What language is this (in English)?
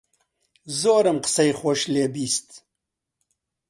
Central Kurdish